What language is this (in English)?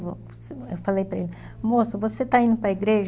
Portuguese